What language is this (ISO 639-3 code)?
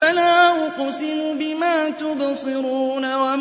ara